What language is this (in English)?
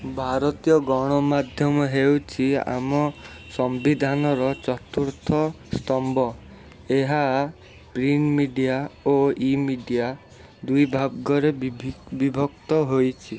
Odia